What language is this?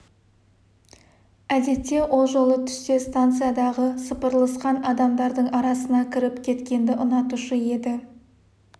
Kazakh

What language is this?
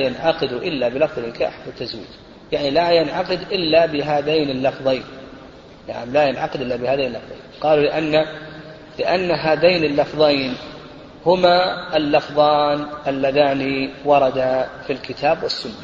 Arabic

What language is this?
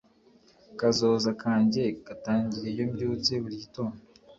Kinyarwanda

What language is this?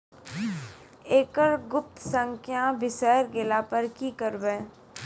Maithili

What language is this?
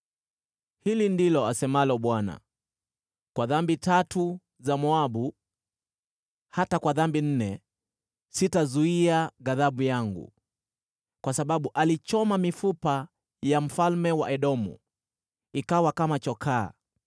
Swahili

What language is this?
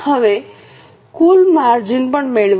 Gujarati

